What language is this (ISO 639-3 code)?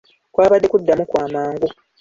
lug